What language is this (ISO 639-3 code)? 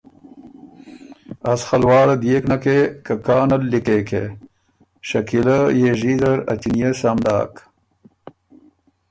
oru